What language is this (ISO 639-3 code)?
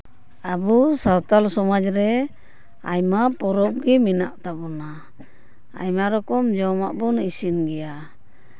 sat